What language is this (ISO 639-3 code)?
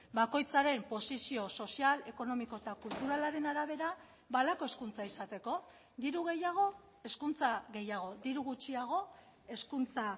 eus